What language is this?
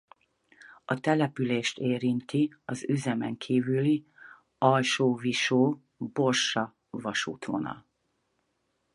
Hungarian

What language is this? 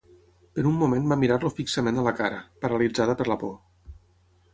Catalan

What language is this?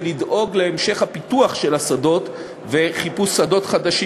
Hebrew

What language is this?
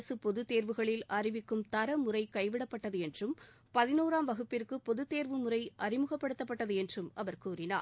Tamil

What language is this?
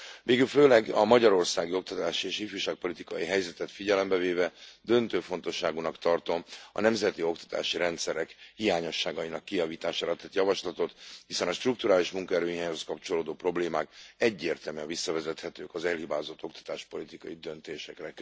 Hungarian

